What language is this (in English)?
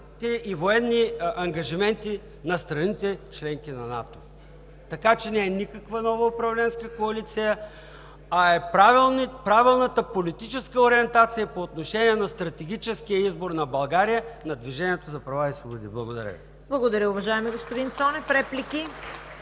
Bulgarian